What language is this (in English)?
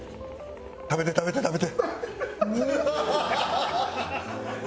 Japanese